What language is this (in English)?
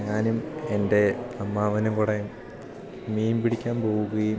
Malayalam